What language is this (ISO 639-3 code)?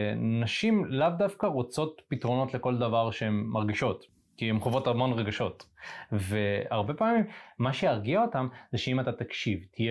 heb